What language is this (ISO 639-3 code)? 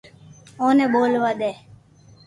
lrk